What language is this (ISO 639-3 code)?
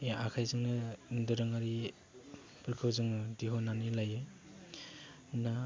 brx